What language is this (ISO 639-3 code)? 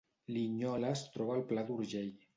cat